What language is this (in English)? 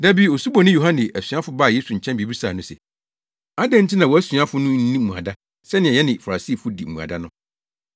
Akan